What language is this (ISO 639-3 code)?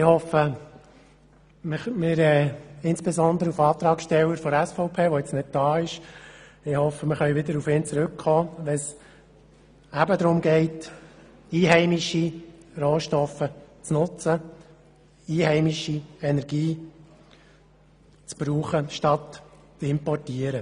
gsw